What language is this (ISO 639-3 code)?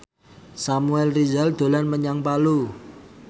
jav